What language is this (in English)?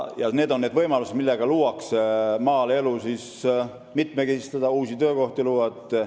Estonian